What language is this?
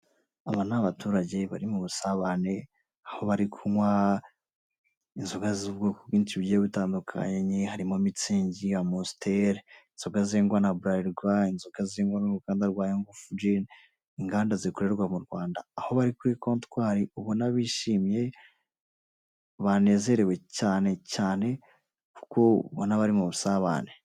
Kinyarwanda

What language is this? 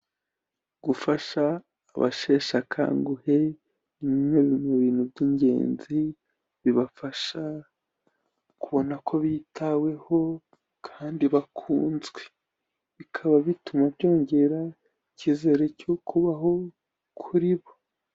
Kinyarwanda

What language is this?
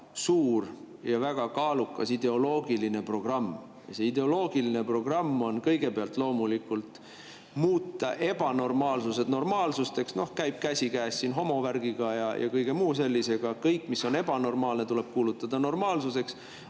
Estonian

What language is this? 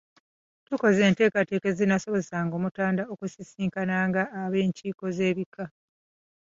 Ganda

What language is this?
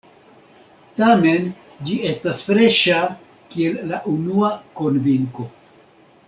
Esperanto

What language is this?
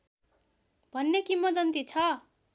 Nepali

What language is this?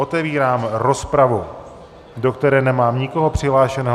Czech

